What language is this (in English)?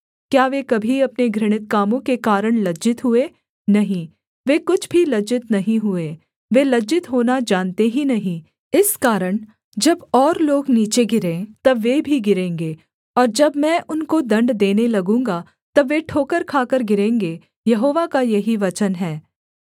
Hindi